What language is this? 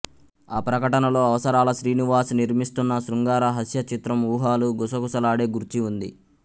Telugu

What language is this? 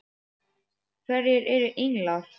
Icelandic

